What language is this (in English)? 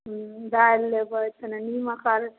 Maithili